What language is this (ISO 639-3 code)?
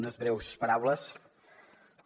cat